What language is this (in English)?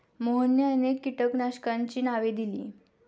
Marathi